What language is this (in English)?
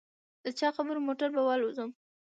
Pashto